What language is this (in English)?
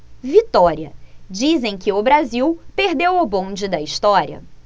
Portuguese